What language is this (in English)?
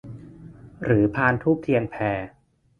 Thai